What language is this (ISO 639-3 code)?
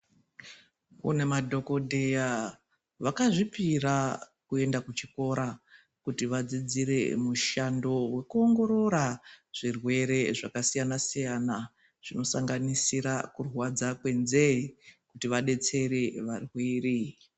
ndc